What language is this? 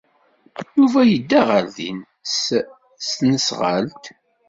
Kabyle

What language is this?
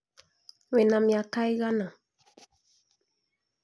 Kikuyu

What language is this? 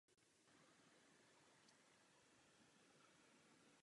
Czech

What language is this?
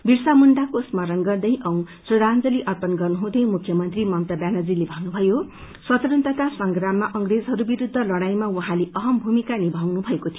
Nepali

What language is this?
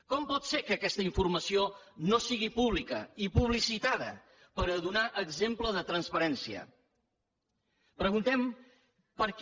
Catalan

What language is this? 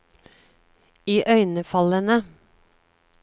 Norwegian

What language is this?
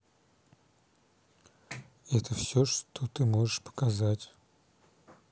Russian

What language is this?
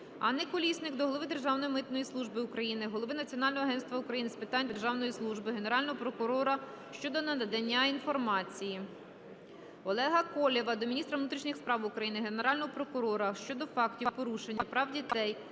Ukrainian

